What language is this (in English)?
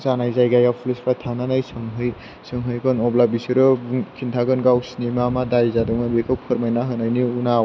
Bodo